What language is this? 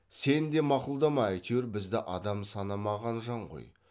Kazakh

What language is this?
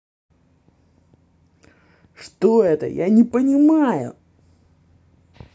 Russian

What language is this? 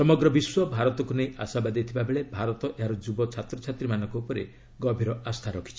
Odia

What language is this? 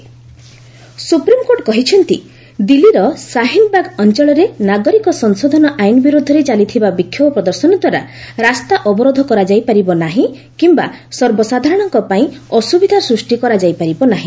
Odia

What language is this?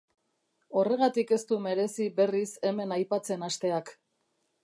Basque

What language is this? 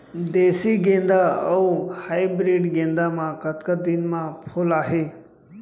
Chhattisgarhi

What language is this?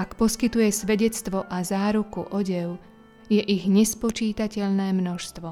Slovak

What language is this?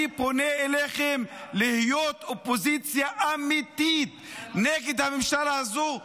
Hebrew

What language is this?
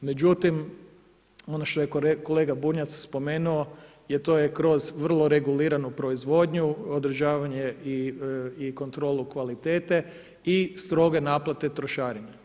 Croatian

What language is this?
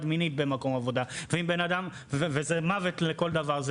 Hebrew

